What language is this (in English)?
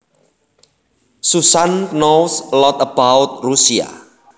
Javanese